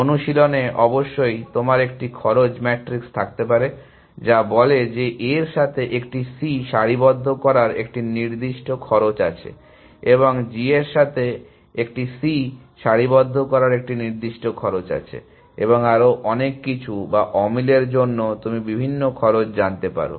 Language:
Bangla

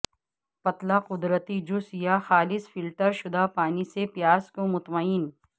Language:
Urdu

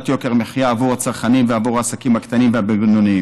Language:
Hebrew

